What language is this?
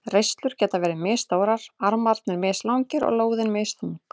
Icelandic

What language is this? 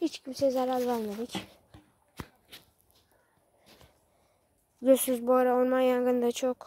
Turkish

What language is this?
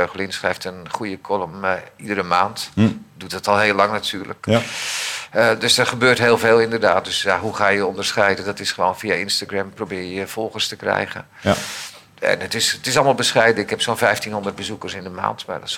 Dutch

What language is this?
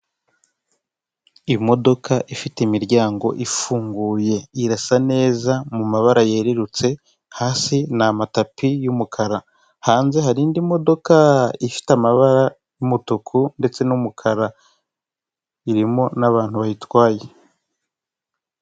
Kinyarwanda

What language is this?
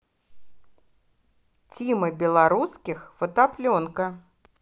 Russian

